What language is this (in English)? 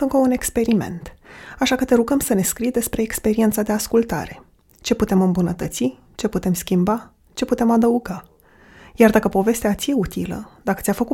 Romanian